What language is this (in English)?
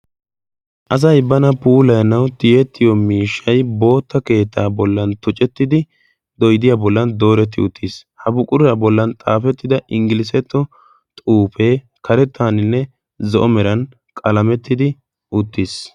Wolaytta